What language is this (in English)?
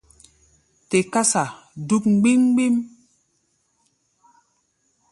Gbaya